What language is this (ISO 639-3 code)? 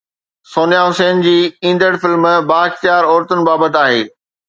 snd